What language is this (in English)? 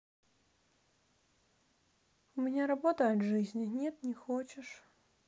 Russian